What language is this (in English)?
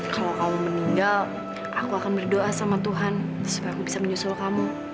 Indonesian